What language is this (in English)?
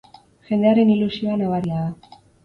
Basque